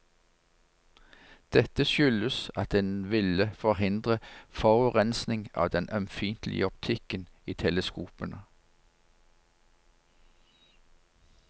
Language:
Norwegian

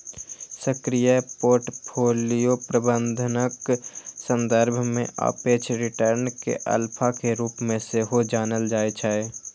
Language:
Maithili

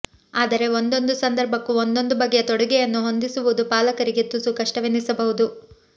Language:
Kannada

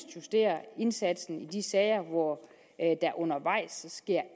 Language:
Danish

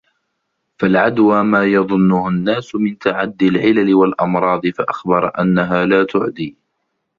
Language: Arabic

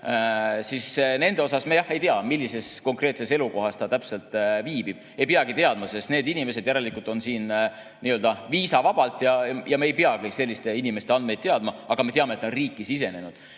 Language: Estonian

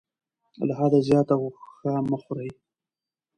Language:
Pashto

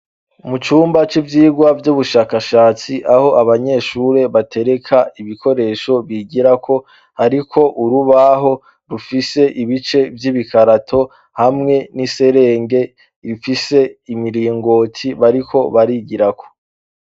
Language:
Rundi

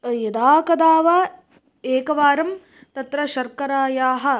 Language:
Sanskrit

